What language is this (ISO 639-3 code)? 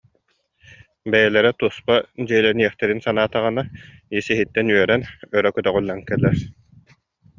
sah